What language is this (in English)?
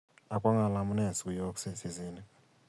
Kalenjin